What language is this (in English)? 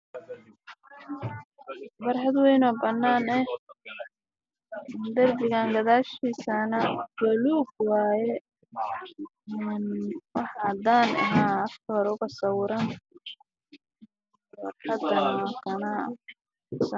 Somali